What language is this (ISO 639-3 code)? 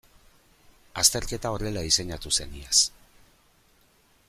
eus